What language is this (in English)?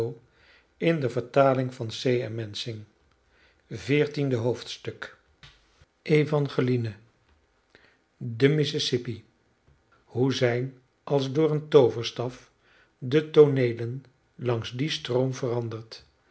Dutch